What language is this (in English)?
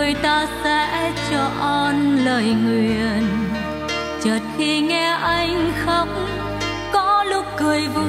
Vietnamese